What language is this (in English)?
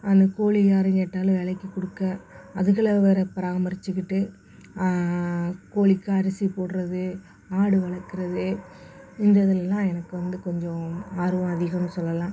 Tamil